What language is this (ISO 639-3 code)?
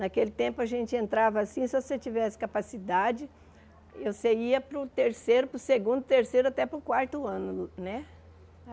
por